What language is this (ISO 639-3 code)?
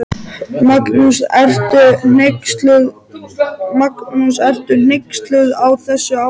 isl